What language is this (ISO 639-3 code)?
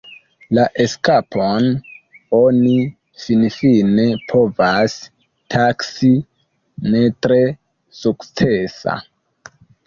epo